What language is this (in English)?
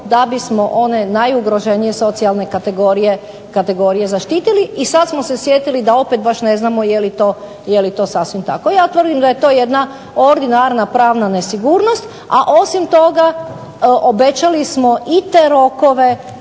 Croatian